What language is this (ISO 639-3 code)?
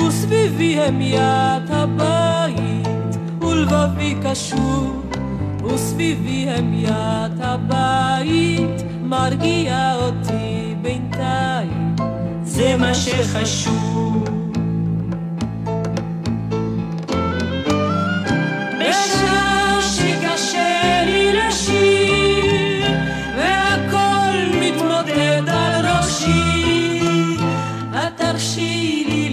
heb